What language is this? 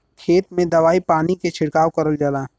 Bhojpuri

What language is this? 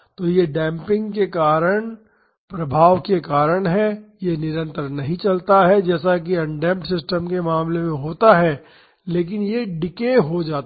Hindi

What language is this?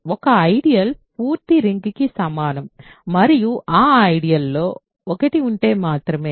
Telugu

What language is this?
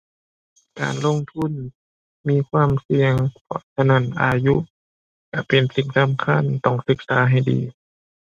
Thai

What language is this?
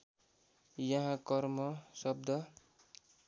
Nepali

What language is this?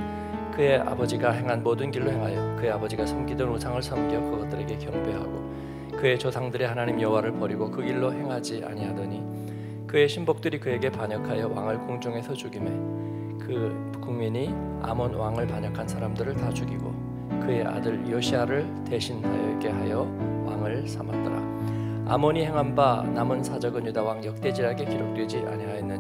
Korean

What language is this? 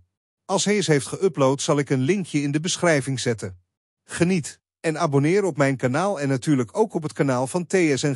Dutch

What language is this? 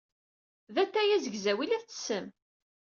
Kabyle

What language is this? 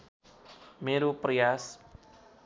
Nepali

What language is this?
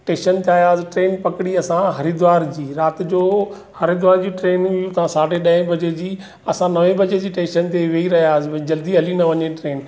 Sindhi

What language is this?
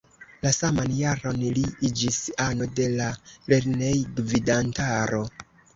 Esperanto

